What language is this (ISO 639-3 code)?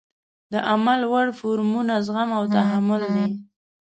pus